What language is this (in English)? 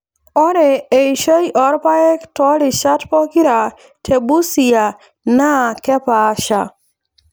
Masai